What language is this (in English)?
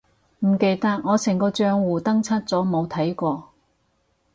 Cantonese